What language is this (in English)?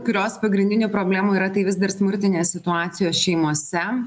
Lithuanian